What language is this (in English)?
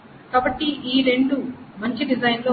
Telugu